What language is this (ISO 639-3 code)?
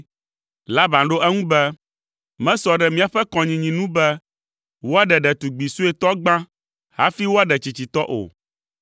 ewe